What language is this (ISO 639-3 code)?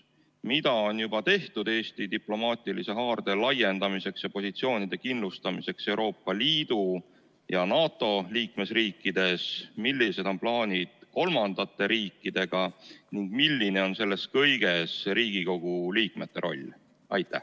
est